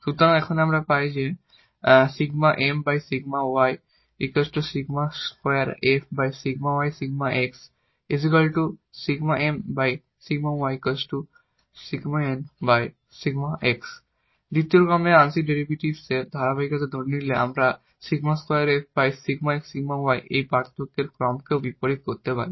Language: Bangla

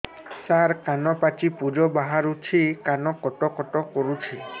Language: Odia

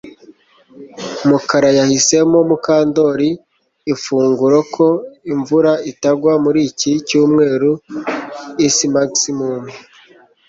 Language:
Kinyarwanda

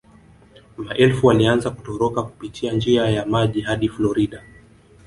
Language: Swahili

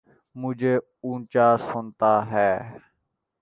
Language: Urdu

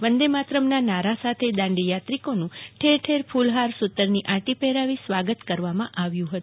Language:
Gujarati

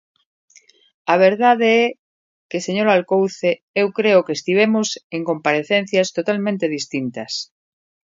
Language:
Galician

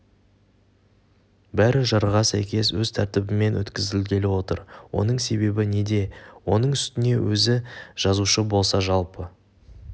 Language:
Kazakh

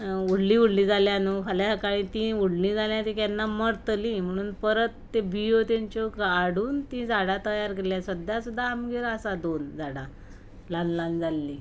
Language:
Konkani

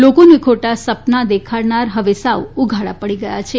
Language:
Gujarati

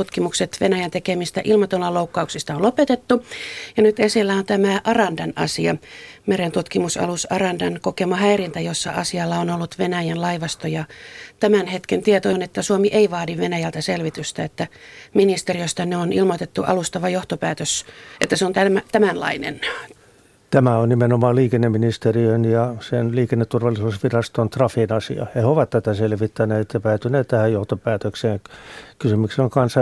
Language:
Finnish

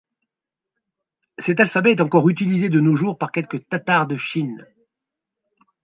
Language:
French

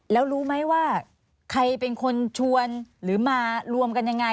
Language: Thai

